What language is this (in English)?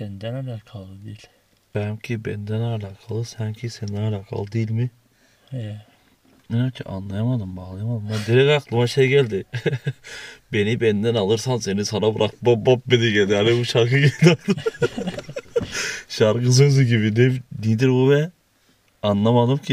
Turkish